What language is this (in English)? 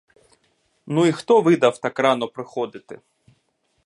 Ukrainian